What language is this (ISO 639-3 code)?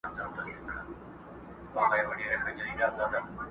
pus